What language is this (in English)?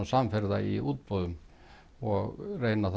Icelandic